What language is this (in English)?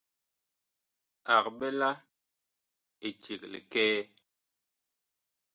Bakoko